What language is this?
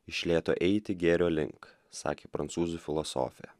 Lithuanian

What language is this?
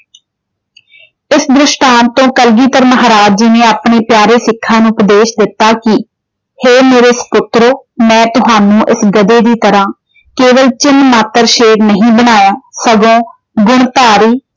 Punjabi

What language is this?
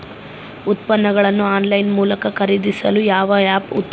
Kannada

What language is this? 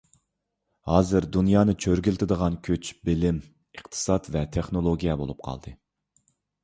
Uyghur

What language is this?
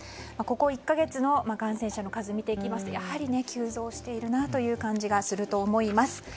Japanese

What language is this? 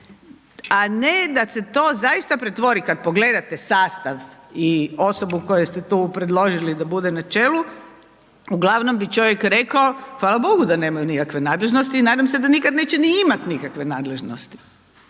Croatian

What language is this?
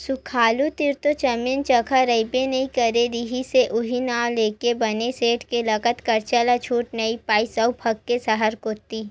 Chhattisgarhi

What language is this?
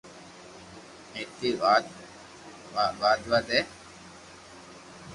Loarki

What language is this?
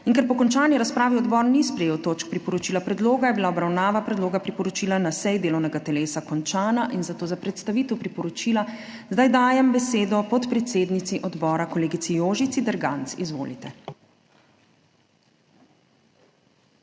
Slovenian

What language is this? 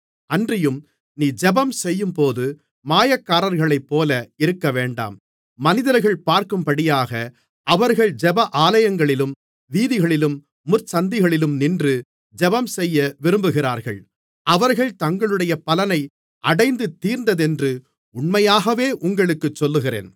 Tamil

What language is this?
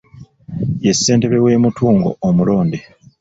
Ganda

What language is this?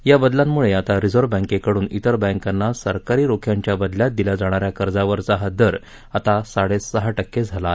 Marathi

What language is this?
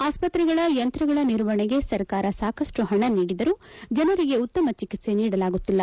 Kannada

